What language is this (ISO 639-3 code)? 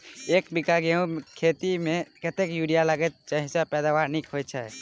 mai